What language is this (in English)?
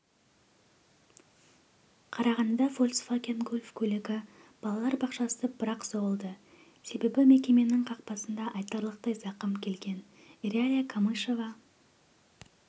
Kazakh